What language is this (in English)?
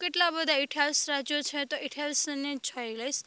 Gujarati